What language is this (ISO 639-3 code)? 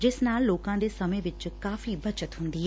pan